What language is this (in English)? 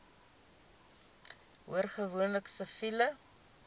Afrikaans